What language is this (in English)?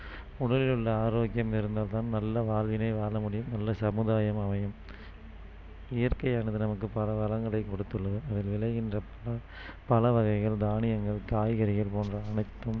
Tamil